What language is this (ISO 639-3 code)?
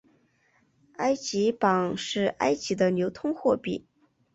zho